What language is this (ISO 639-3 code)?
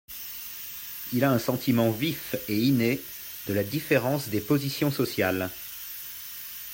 fra